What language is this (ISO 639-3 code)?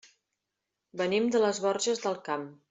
cat